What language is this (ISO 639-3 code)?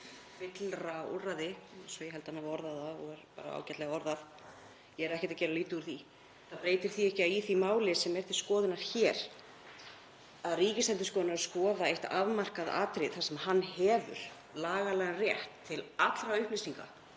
isl